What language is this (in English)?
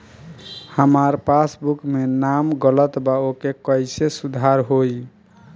Bhojpuri